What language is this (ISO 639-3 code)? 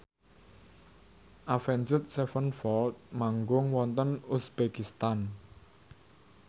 jav